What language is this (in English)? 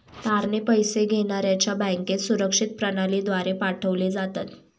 Marathi